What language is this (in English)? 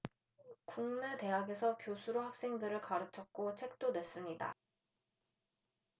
Korean